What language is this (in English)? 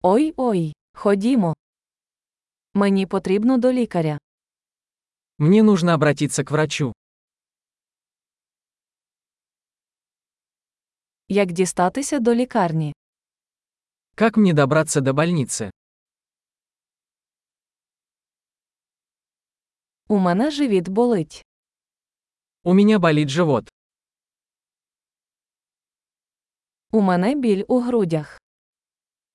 Ukrainian